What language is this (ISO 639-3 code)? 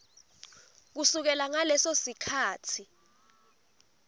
ssw